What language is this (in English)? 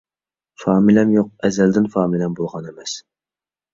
Uyghur